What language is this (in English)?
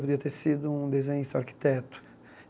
Portuguese